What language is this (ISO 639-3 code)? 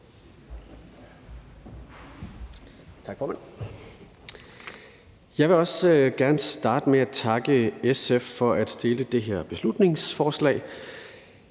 dan